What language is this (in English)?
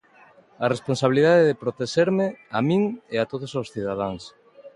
Galician